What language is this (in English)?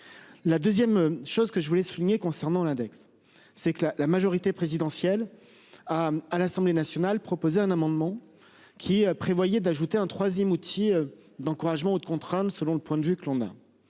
French